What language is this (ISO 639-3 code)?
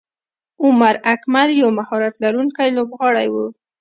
pus